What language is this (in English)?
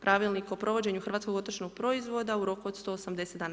Croatian